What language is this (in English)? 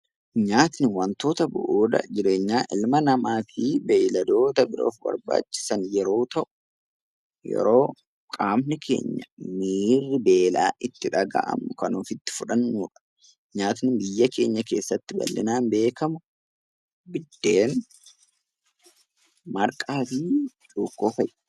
Oromo